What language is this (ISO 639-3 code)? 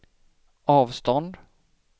swe